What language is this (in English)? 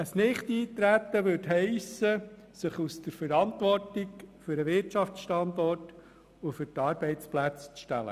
Swiss German